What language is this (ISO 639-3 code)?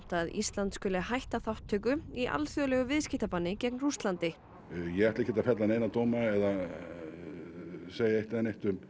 isl